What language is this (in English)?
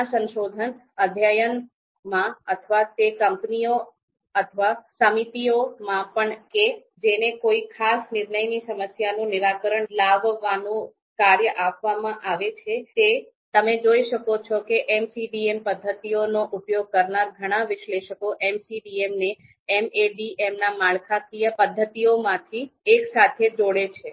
Gujarati